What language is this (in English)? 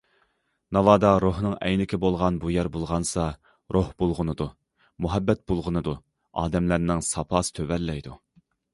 Uyghur